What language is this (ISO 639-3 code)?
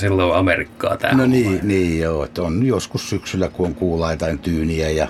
fin